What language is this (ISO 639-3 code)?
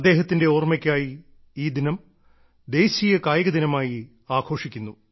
mal